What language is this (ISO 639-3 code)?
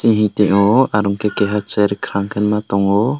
trp